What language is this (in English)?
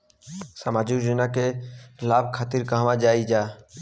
Bhojpuri